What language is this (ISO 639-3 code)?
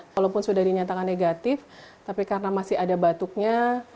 ind